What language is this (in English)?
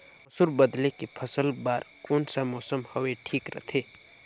Chhattisgarhi